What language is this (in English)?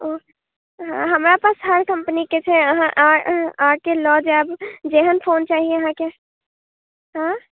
Maithili